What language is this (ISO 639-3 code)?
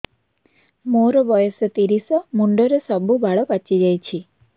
ori